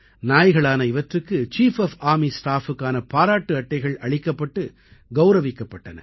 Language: Tamil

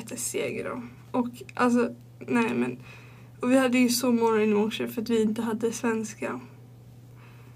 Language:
Swedish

